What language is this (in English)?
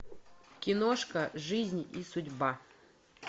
Russian